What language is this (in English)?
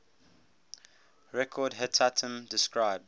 English